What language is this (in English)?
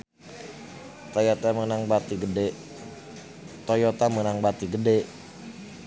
Sundanese